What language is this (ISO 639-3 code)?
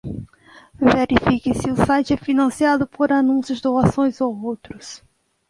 por